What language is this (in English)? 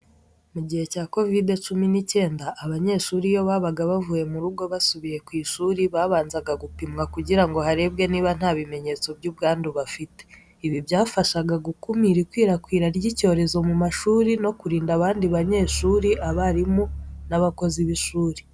Kinyarwanda